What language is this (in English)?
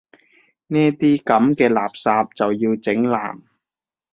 Cantonese